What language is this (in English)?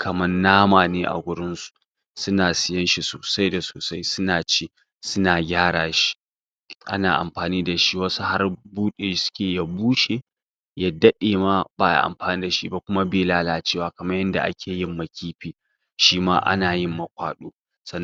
Hausa